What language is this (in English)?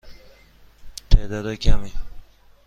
Persian